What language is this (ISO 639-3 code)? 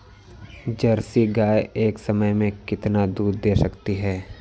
hin